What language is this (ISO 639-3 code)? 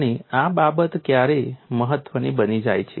guj